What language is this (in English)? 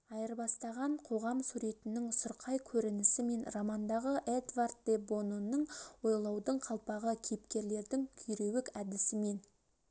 Kazakh